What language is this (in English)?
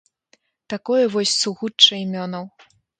Belarusian